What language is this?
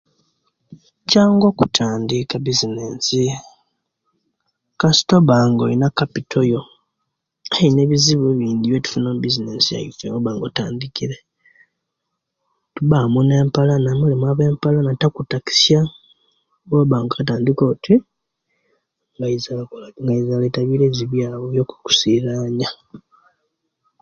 Kenyi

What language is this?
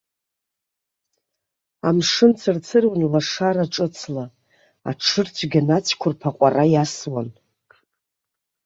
Abkhazian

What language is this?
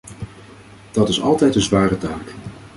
Dutch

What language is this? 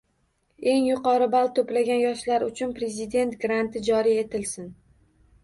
Uzbek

